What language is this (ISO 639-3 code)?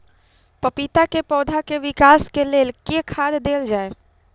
mai